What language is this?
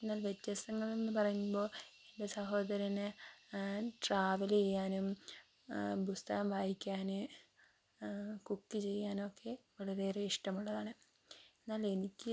Malayalam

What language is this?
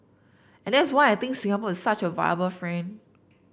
English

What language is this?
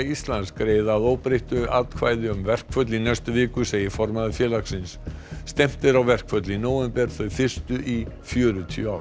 Icelandic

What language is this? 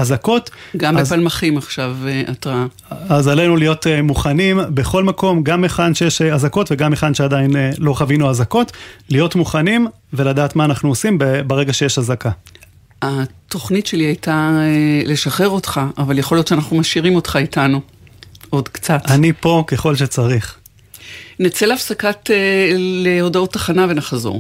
Hebrew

